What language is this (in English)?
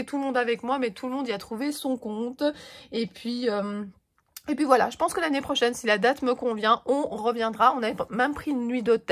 French